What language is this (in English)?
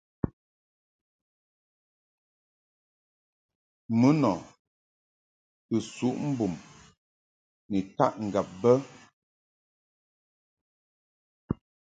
Mungaka